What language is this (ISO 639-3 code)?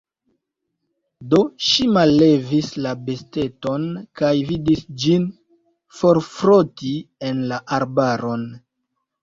epo